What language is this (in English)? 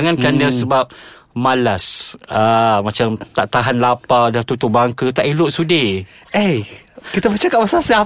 Malay